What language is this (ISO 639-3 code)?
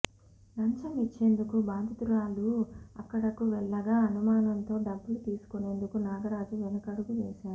tel